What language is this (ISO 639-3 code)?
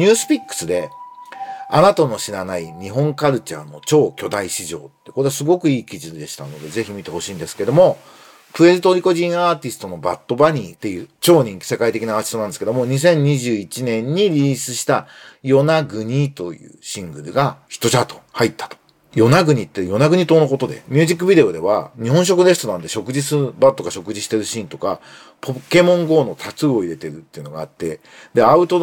jpn